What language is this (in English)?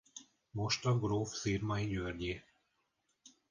Hungarian